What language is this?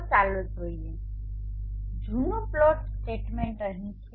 Gujarati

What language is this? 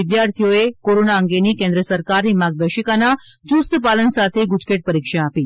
Gujarati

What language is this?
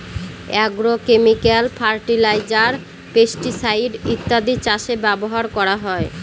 Bangla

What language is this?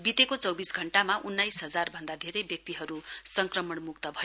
Nepali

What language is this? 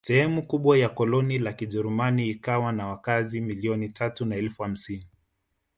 Swahili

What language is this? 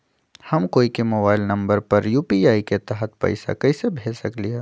Magahi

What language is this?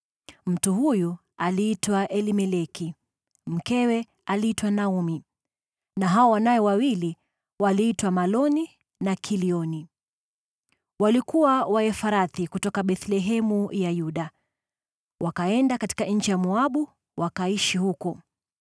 Swahili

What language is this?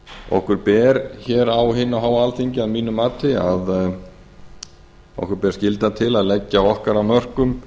Icelandic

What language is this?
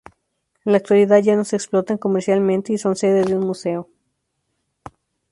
Spanish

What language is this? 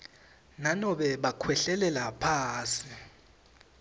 Swati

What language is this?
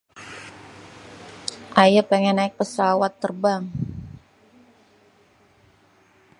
Betawi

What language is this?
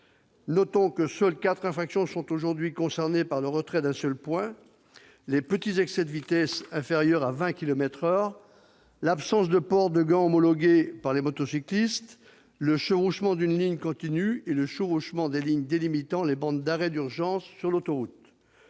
French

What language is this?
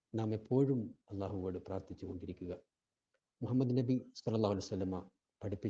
Malayalam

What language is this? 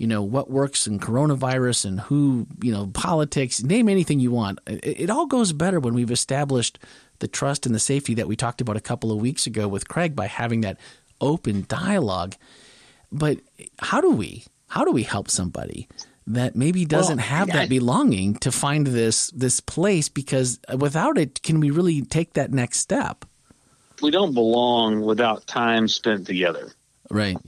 English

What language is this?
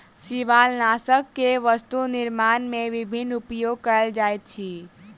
Maithili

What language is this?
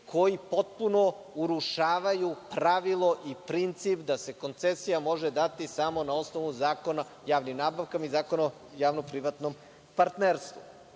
Serbian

